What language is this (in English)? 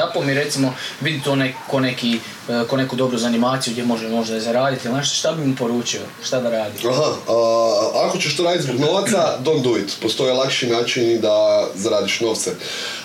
Croatian